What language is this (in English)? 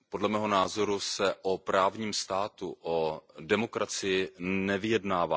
Czech